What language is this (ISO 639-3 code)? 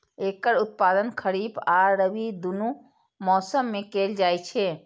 mai